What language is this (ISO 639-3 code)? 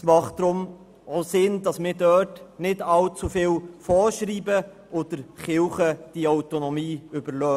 gsw